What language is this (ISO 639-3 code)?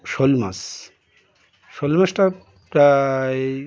ben